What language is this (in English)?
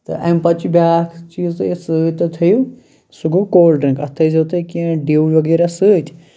Kashmiri